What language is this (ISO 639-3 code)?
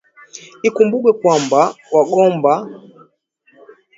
swa